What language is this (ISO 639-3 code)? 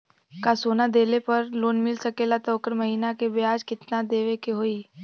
bho